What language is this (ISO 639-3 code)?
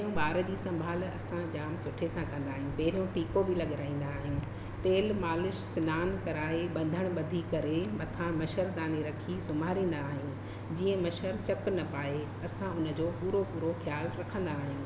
snd